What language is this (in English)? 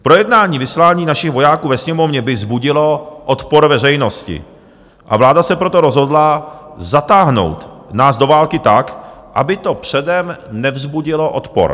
Czech